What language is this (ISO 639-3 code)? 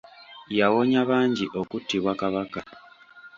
lug